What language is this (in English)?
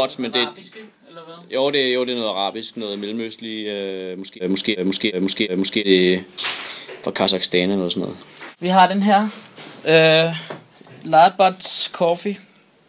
Danish